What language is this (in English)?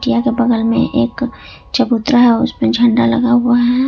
Hindi